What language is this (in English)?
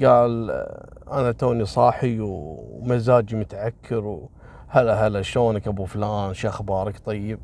Arabic